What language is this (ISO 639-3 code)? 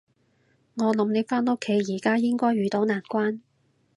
yue